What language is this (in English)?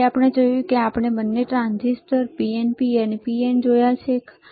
Gujarati